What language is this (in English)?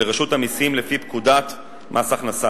Hebrew